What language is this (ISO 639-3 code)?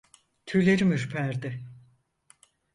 tur